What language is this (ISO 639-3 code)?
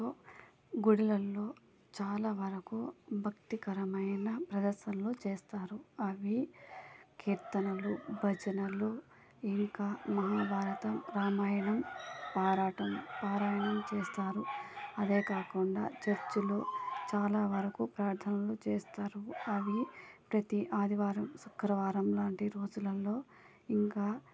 tel